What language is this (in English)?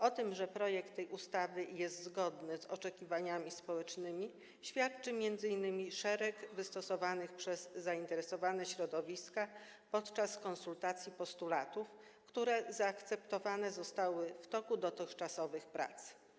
Polish